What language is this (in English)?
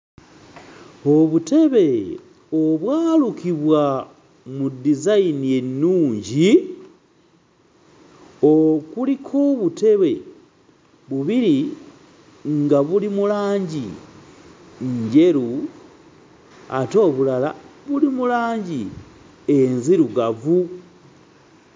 Ganda